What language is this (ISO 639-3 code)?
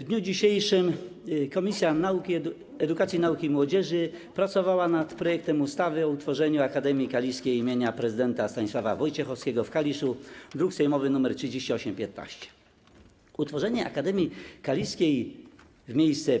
pol